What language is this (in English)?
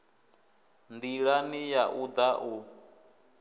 Venda